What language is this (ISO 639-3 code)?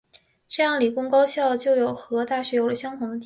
zho